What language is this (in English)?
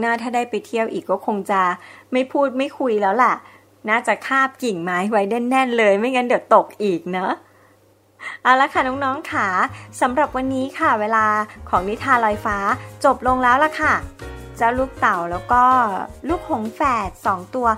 Thai